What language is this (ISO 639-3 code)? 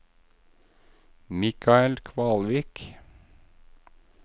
nor